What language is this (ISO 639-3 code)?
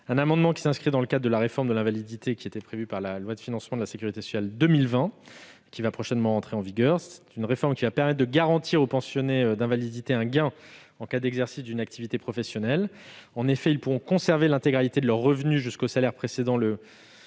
fra